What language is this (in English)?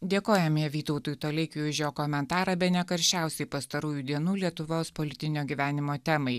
Lithuanian